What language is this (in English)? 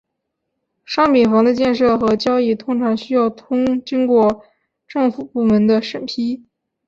Chinese